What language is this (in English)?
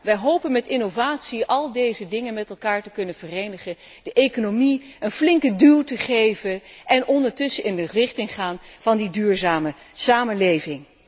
Dutch